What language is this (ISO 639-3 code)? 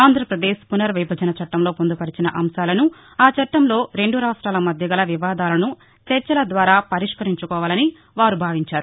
tel